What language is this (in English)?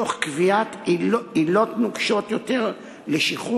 Hebrew